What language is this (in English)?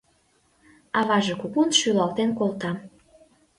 Mari